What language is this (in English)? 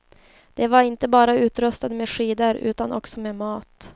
Swedish